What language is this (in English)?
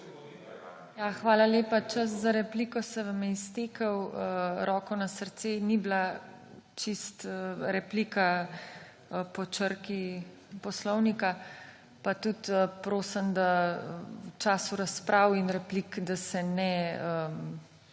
Slovenian